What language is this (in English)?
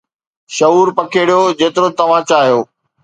Sindhi